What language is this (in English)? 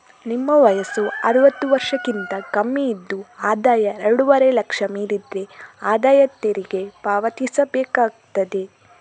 Kannada